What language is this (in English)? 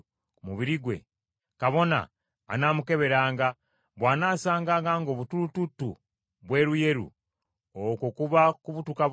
Ganda